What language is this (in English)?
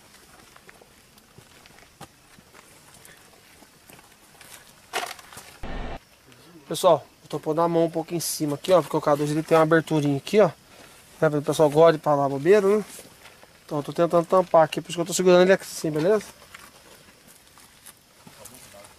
Portuguese